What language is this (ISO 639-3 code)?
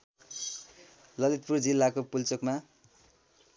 nep